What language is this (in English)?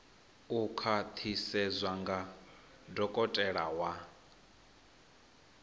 Venda